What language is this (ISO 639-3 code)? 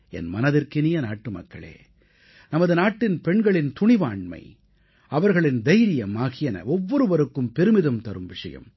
tam